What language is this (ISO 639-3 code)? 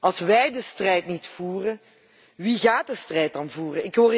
nld